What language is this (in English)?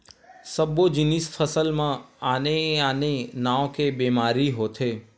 Chhattisgarhi